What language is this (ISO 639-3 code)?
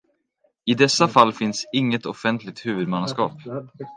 swe